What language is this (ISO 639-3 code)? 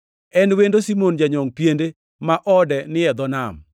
luo